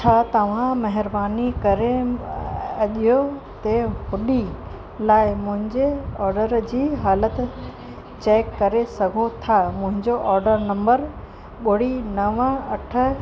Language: Sindhi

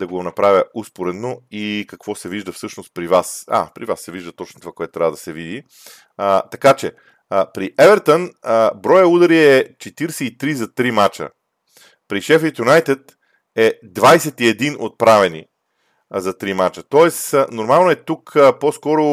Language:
Bulgarian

